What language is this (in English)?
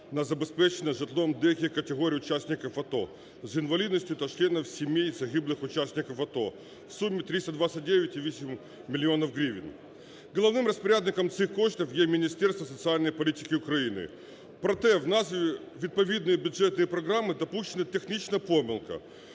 Ukrainian